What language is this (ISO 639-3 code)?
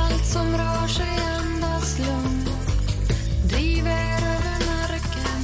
ukr